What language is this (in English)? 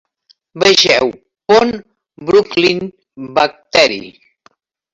Catalan